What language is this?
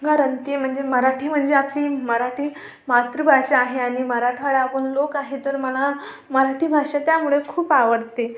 Marathi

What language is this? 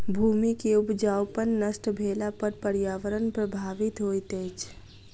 Maithili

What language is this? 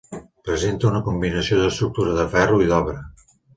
Catalan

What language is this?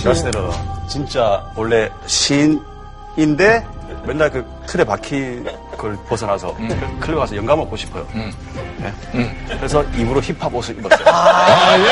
Korean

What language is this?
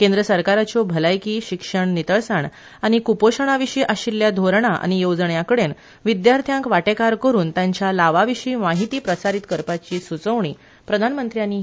Konkani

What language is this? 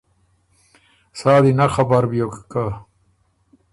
Ormuri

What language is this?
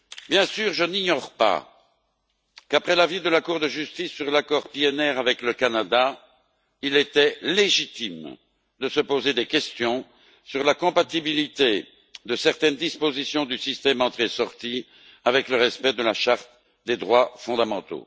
French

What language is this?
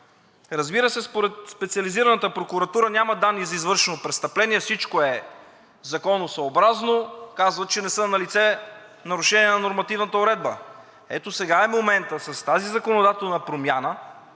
Bulgarian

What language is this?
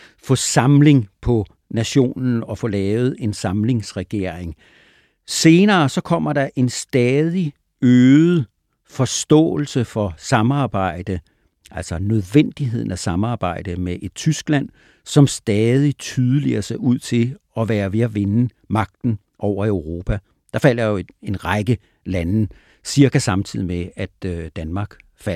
Danish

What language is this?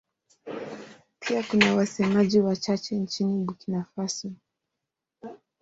Swahili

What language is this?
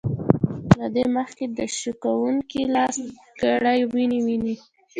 Pashto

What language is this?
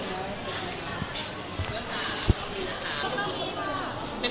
Thai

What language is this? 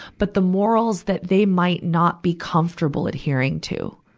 English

